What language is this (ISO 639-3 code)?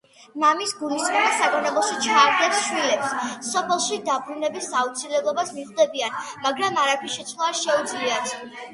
kat